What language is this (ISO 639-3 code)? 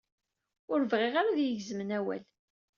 kab